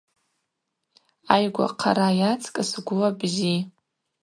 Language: Abaza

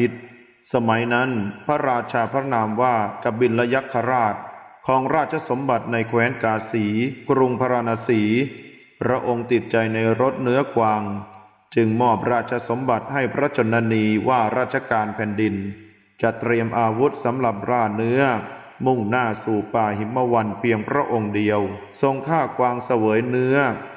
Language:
Thai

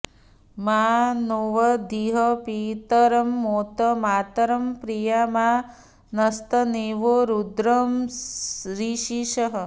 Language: Sanskrit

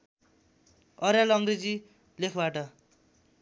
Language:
Nepali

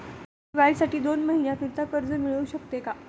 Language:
Marathi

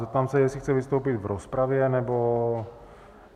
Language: Czech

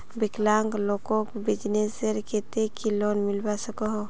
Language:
Magahi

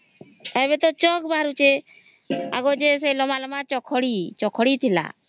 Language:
Odia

